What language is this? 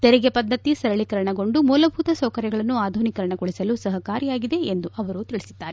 Kannada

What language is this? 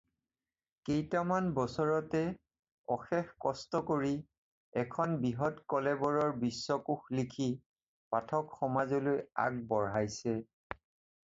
Assamese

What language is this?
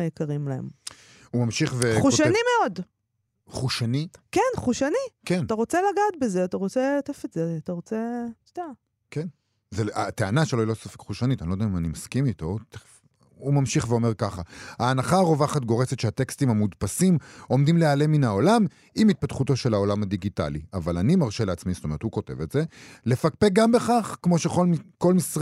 Hebrew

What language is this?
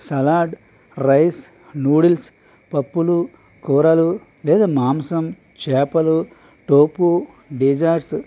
Telugu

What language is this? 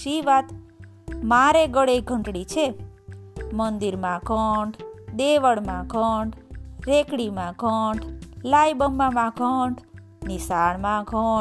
Gujarati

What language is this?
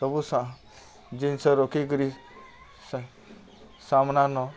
Odia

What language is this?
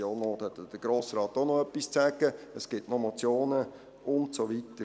Swiss German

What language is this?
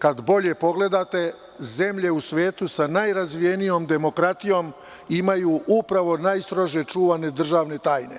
Serbian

